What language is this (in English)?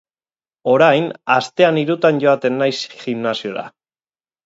Basque